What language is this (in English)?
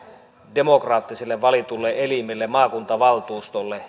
Finnish